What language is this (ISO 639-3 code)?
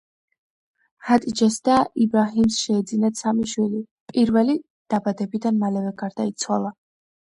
kat